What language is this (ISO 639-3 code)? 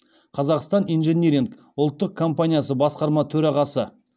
kaz